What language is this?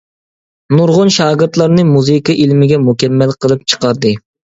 Uyghur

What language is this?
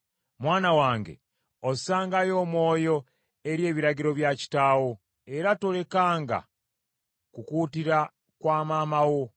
Ganda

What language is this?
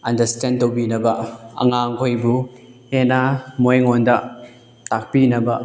Manipuri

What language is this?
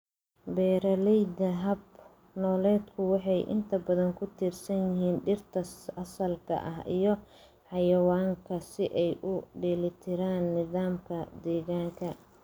Somali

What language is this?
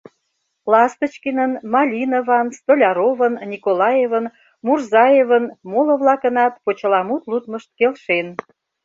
Mari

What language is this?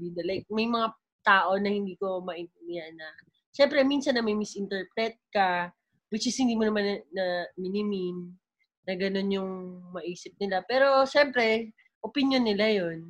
Filipino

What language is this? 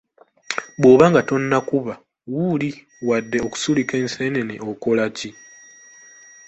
Ganda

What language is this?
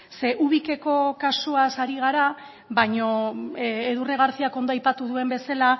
Basque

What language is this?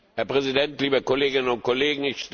German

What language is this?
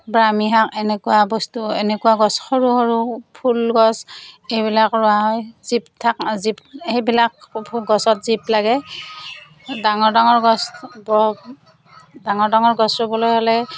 Assamese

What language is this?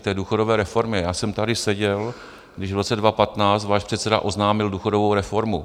Czech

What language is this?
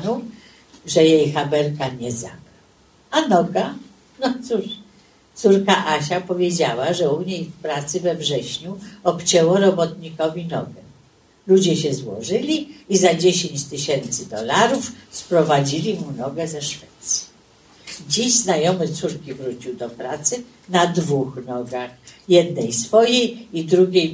Polish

